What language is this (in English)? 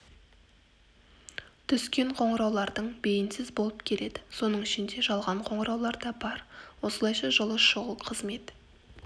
Kazakh